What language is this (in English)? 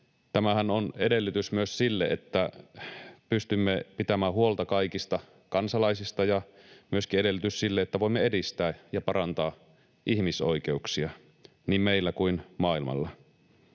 Finnish